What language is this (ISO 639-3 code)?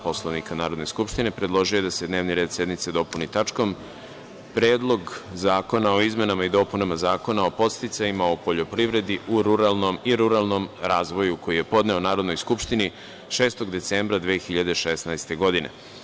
srp